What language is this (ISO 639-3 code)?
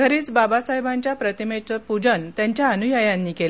mar